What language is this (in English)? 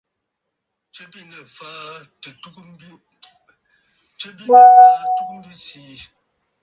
Bafut